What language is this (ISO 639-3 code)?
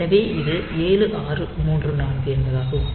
tam